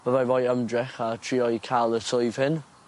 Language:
Welsh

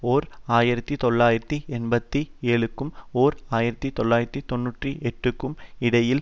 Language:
Tamil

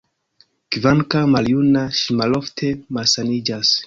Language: Esperanto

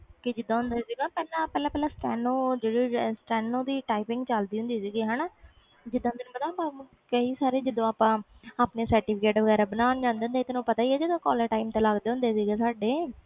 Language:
Punjabi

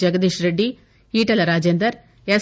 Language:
Telugu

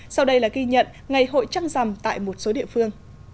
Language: Vietnamese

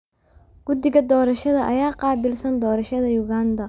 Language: Somali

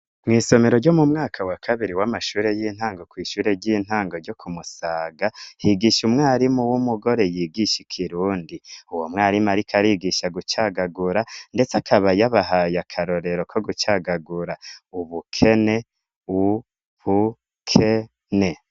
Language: Rundi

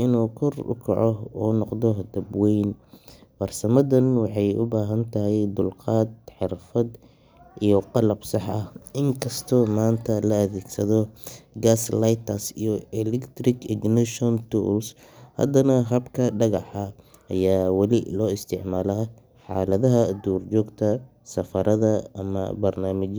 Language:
Somali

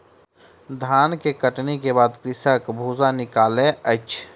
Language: Maithili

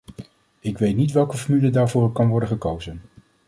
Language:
Dutch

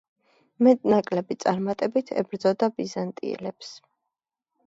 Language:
Georgian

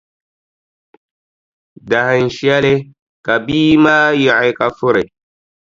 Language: Dagbani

